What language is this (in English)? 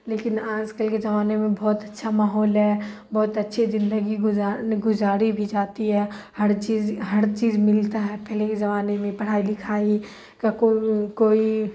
Urdu